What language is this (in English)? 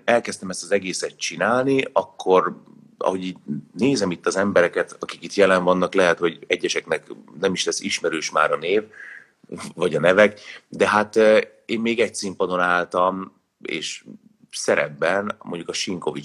Hungarian